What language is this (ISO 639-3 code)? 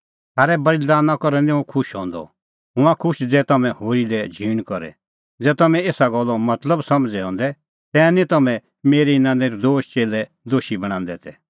kfx